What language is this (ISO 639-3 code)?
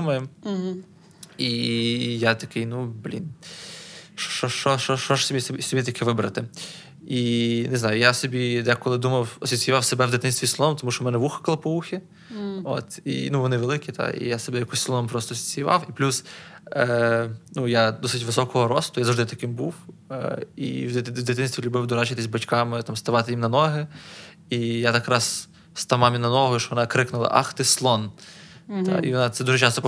ukr